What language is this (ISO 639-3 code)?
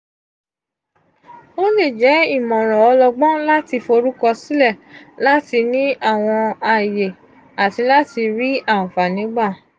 yor